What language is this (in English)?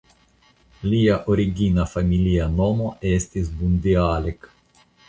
Esperanto